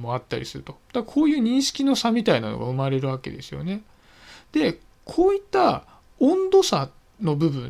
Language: Japanese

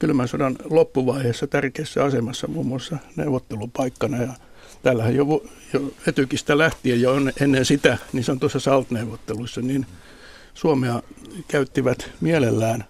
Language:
Finnish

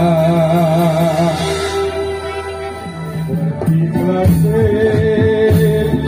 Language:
Arabic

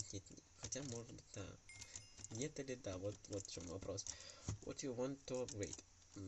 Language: Russian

